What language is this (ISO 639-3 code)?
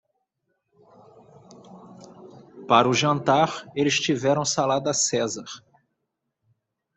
por